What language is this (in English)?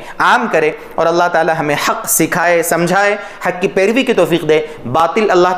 Hindi